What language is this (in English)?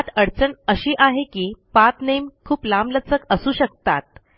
Marathi